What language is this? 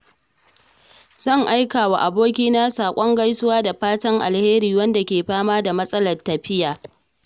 Hausa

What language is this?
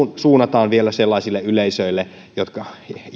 Finnish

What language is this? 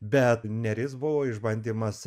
Lithuanian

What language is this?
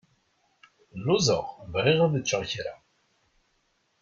Kabyle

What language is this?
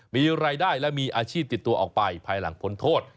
Thai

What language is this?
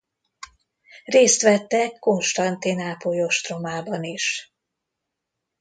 Hungarian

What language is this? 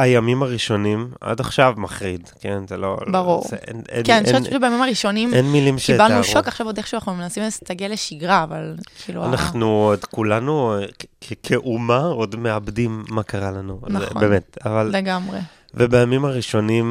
Hebrew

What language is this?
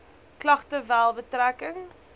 Afrikaans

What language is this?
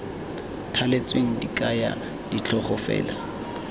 Tswana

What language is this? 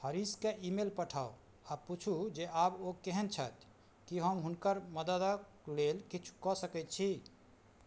Maithili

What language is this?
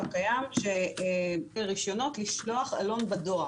Hebrew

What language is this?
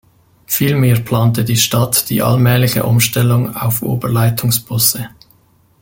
German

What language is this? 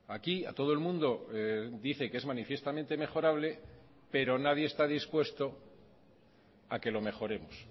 Spanish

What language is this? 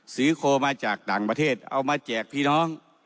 Thai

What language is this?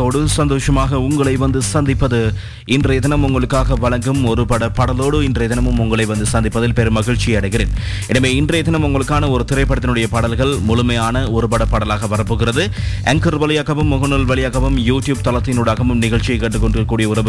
Tamil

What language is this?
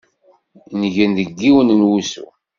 Kabyle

